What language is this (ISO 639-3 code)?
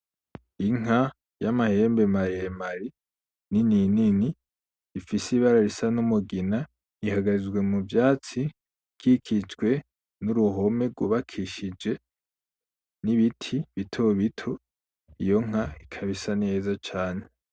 run